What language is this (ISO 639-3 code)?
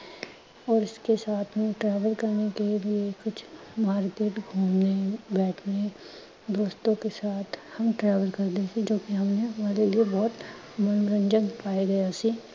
pan